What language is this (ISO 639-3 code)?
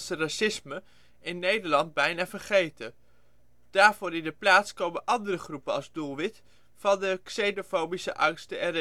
nld